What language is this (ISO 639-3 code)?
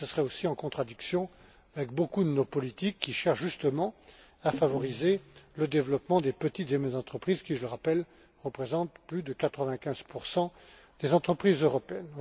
fra